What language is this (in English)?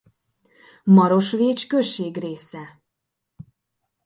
Hungarian